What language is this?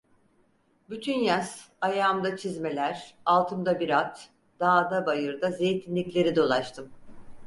Turkish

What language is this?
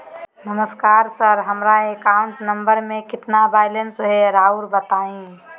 Magahi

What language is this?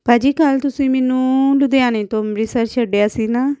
Punjabi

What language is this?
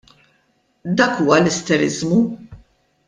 Maltese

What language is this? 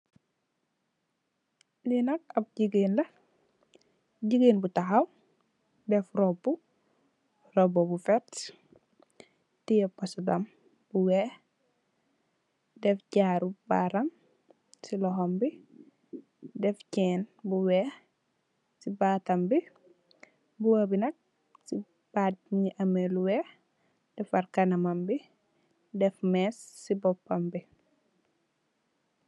Wolof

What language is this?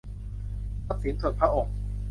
Thai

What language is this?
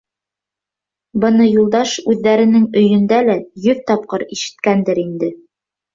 Bashkir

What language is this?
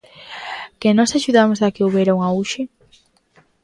Galician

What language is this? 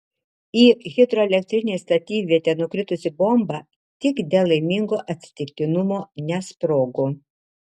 Lithuanian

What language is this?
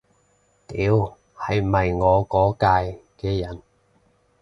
Cantonese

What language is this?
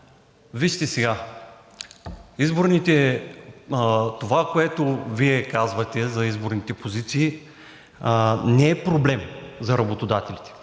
Bulgarian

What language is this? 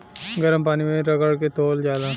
Bhojpuri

